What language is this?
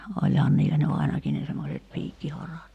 Finnish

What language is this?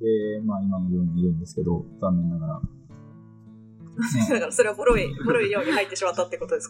Japanese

